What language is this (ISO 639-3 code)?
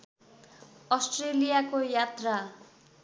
nep